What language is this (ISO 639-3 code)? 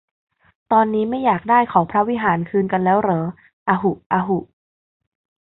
tha